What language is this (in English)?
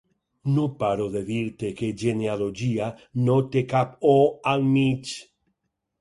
Catalan